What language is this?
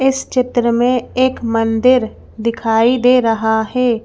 Hindi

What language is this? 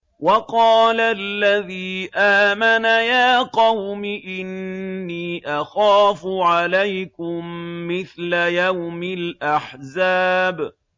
Arabic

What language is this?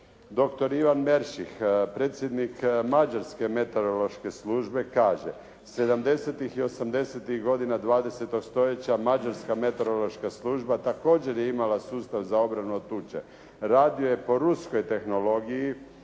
Croatian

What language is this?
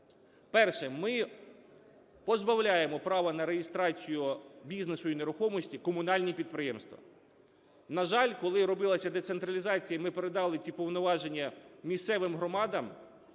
Ukrainian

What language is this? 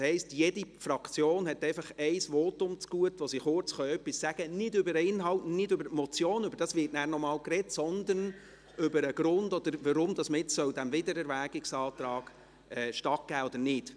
Swiss German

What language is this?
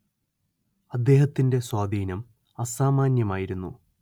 Malayalam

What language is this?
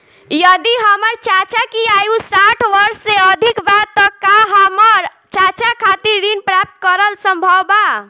Bhojpuri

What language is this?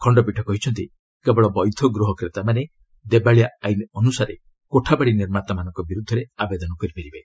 Odia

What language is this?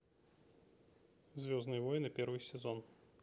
Russian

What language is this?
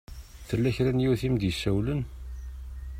Kabyle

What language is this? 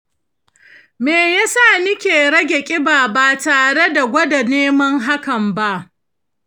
Hausa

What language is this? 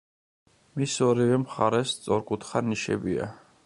Georgian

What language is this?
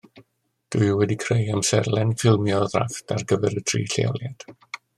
Welsh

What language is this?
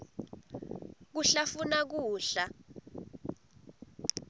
Swati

